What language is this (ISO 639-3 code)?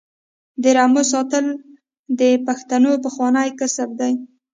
pus